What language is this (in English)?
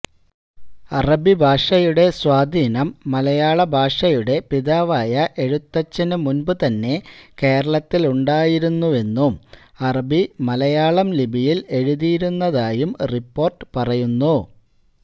Malayalam